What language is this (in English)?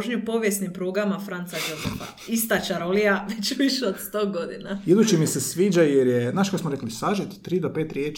Croatian